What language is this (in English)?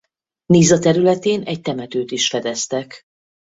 Hungarian